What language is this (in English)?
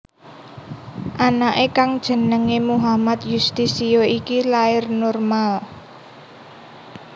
Javanese